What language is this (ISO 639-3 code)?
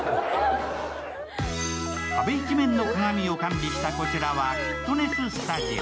jpn